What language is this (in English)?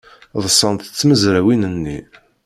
Kabyle